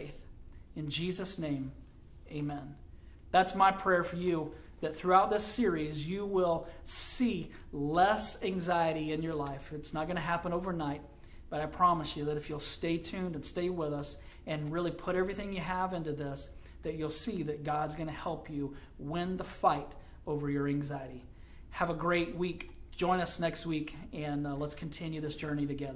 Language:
English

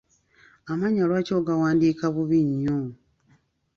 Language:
Ganda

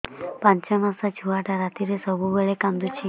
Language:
Odia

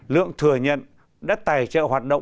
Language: Vietnamese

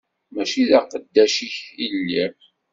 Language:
Kabyle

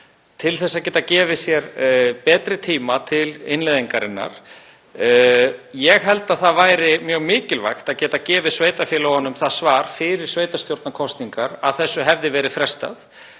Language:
Icelandic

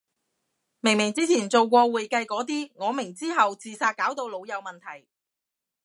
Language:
Cantonese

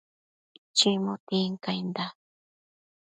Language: Matsés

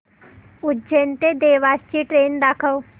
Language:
Marathi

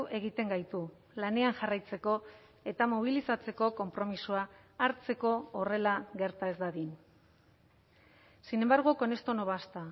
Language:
Basque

